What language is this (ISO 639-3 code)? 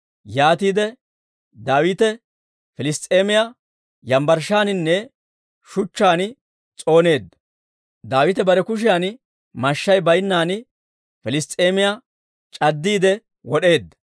dwr